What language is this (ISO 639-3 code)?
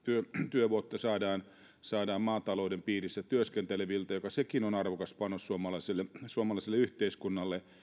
fin